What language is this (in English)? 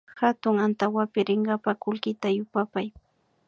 Imbabura Highland Quichua